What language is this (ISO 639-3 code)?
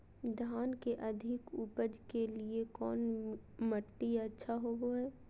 mag